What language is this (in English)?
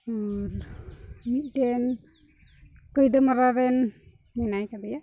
Santali